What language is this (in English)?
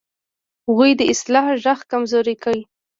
Pashto